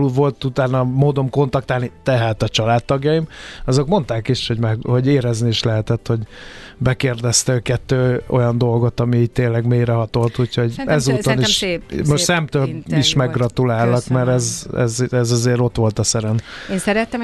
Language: Hungarian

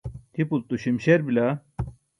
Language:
Burushaski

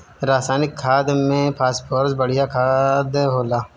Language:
Bhojpuri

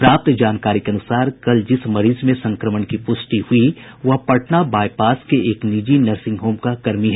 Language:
Hindi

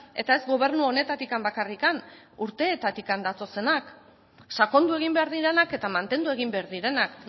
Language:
Basque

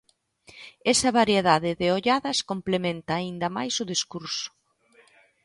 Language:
Galician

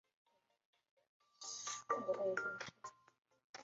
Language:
Chinese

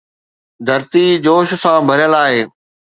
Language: Sindhi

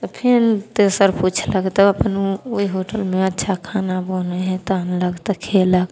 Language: Maithili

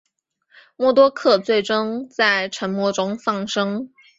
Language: Chinese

